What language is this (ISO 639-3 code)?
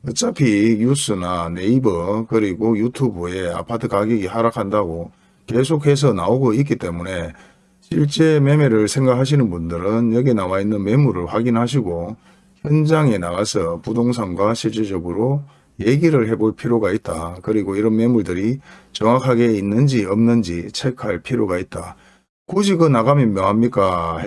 kor